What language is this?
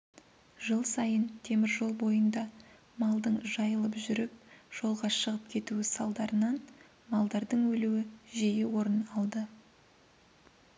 Kazakh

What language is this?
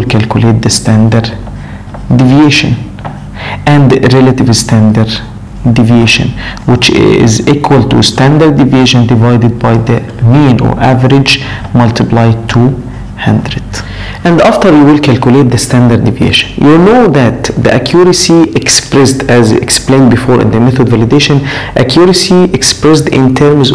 English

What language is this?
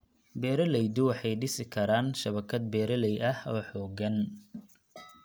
Somali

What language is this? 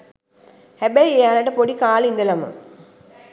Sinhala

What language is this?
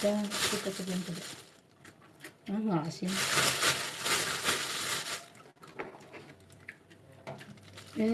Indonesian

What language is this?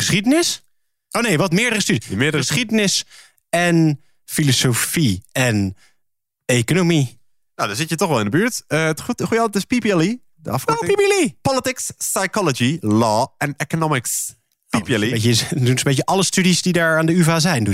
Dutch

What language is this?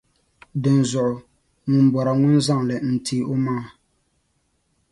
Dagbani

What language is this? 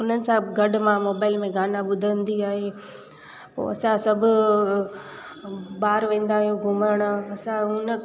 Sindhi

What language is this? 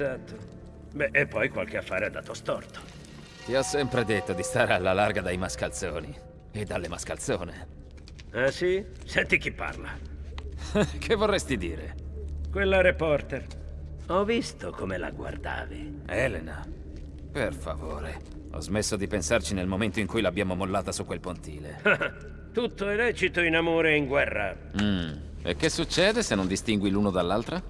Italian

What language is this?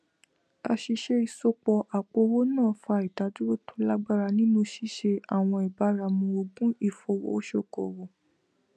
Yoruba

